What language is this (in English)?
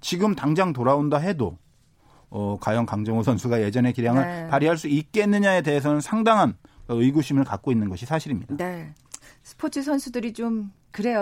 Korean